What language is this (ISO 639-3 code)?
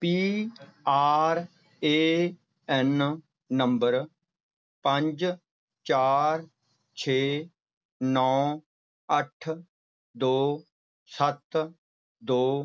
pan